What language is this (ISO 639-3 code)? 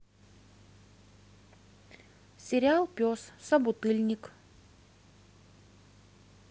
rus